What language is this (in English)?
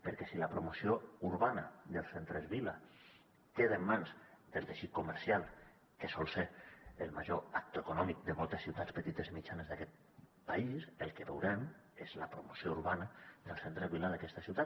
Catalan